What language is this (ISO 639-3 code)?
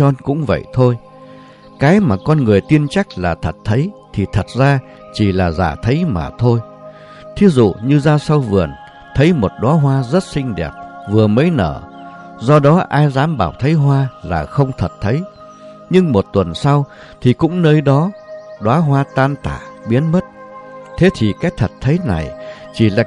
vie